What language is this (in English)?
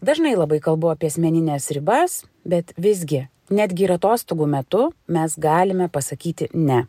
Lithuanian